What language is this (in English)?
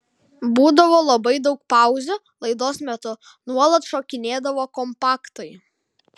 Lithuanian